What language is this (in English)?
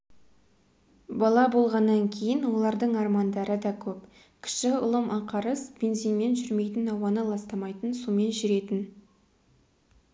Kazakh